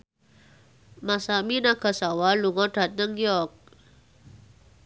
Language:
Javanese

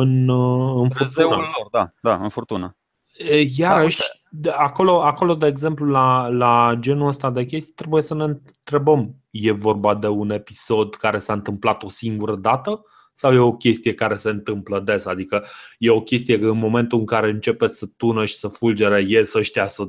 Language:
Romanian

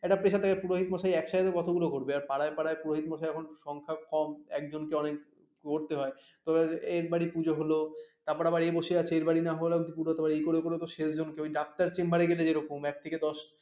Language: Bangla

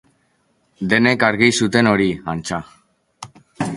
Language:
Basque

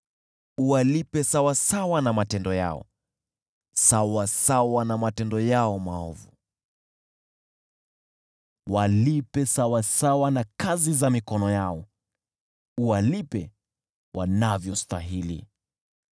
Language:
Swahili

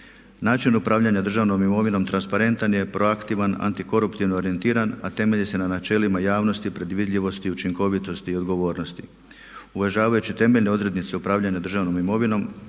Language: Croatian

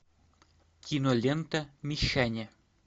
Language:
Russian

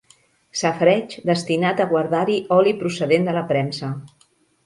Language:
Catalan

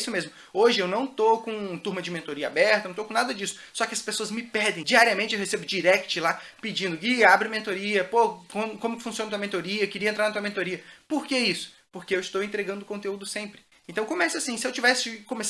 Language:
Portuguese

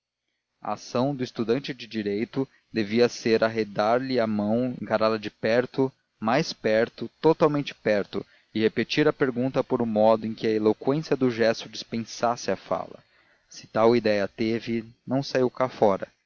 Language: Portuguese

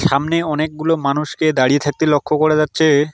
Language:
Bangla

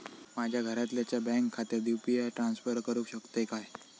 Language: Marathi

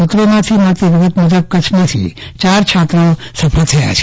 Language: Gujarati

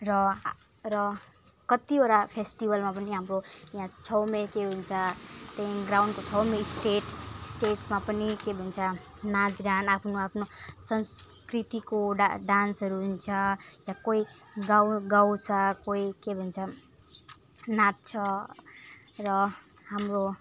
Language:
Nepali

